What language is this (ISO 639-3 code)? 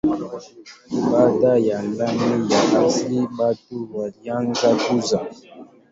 swa